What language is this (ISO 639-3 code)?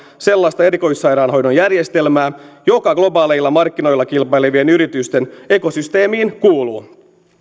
fin